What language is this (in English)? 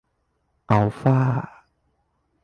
Thai